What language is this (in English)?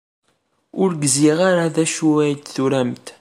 Kabyle